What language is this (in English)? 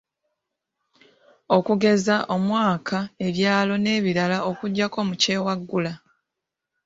Ganda